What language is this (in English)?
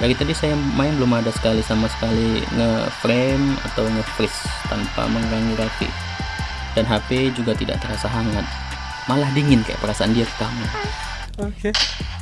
Indonesian